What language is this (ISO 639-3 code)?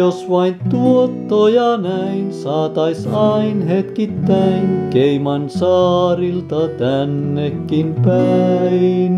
fin